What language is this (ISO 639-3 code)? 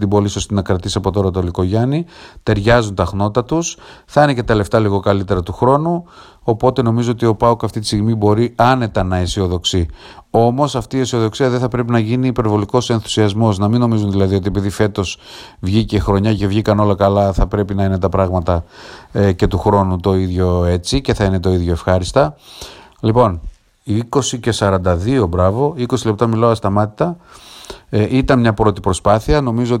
ell